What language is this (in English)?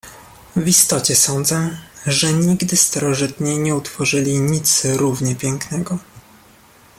Polish